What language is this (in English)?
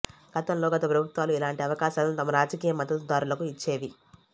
Telugu